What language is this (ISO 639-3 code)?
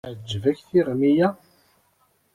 kab